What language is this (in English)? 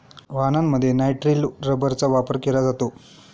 Marathi